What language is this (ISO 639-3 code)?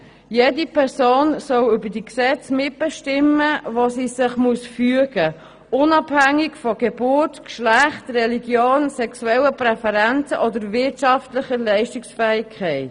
gsw